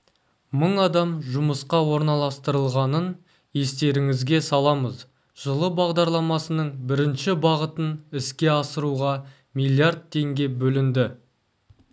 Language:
Kazakh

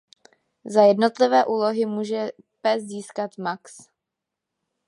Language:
Czech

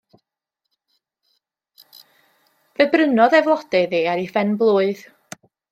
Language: Welsh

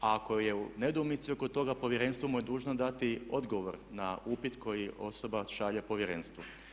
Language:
Croatian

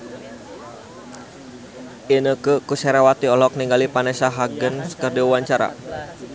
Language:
Sundanese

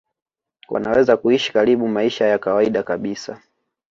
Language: Swahili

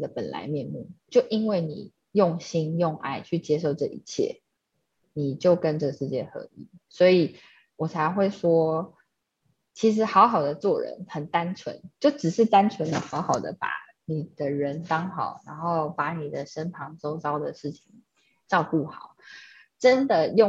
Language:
Chinese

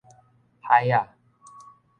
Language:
Min Nan Chinese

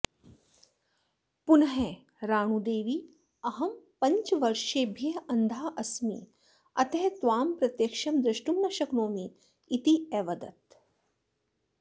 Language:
Sanskrit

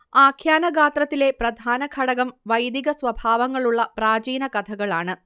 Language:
Malayalam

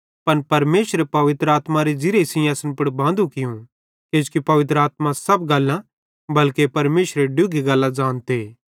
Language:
Bhadrawahi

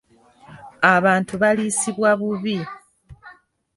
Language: Ganda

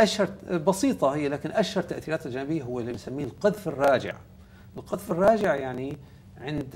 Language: Arabic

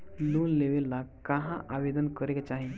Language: Bhojpuri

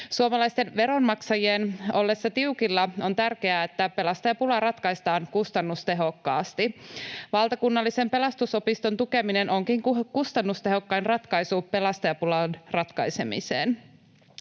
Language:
Finnish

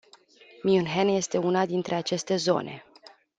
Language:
Romanian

